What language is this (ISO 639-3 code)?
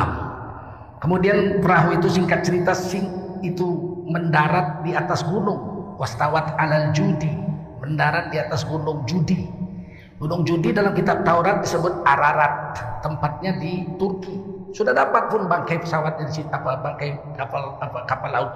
ind